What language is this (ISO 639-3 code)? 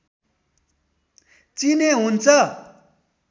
nep